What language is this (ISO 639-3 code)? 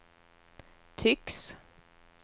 swe